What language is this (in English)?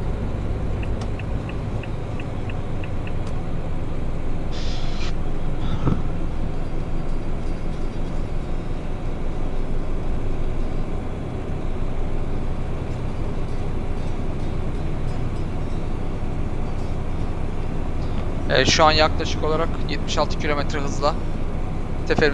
Turkish